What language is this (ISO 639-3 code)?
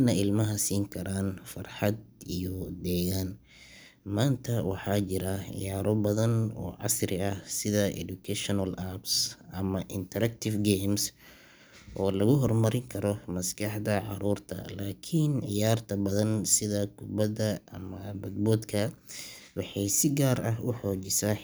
som